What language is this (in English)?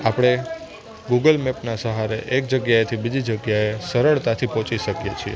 Gujarati